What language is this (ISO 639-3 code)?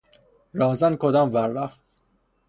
fas